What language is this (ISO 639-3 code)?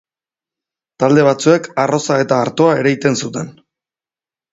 eus